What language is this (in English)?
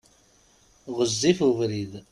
Kabyle